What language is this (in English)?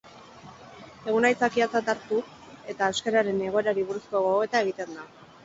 Basque